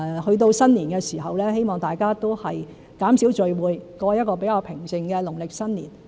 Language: Cantonese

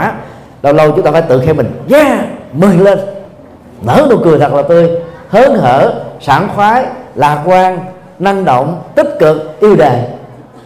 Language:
Vietnamese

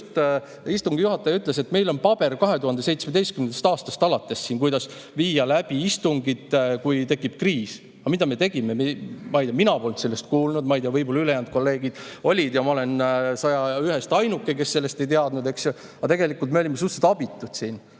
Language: Estonian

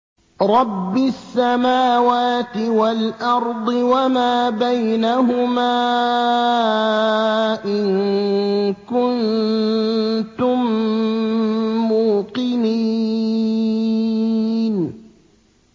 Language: Arabic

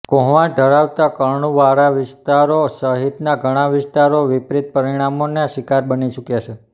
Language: Gujarati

